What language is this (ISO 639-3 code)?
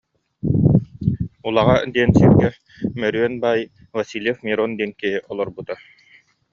sah